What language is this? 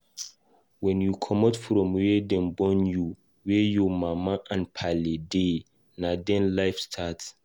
Nigerian Pidgin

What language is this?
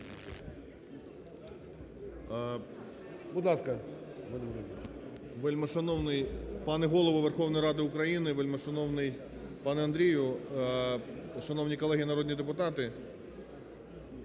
Ukrainian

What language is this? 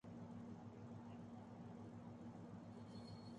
Urdu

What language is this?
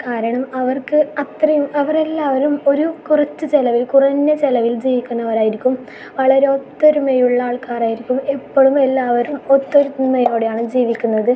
Malayalam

